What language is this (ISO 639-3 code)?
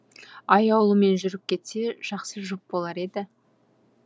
kaz